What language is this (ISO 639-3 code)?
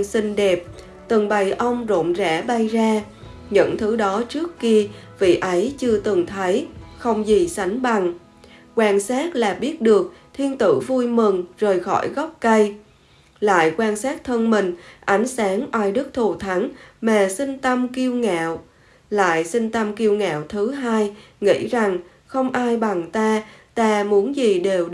vie